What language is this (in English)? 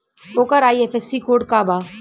Bhojpuri